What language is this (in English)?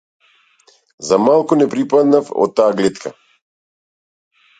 Macedonian